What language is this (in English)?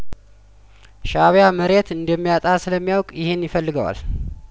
Amharic